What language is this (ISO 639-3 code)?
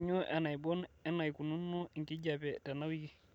mas